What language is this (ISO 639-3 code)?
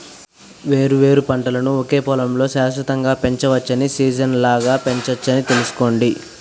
tel